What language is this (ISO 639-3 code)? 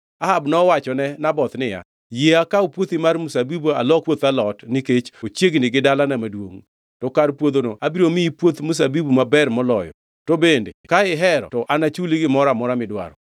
luo